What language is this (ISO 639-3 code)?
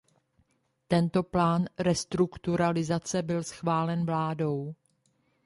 ces